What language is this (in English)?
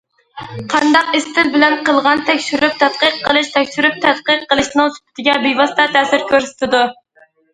Uyghur